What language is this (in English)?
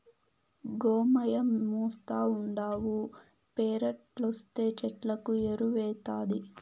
Telugu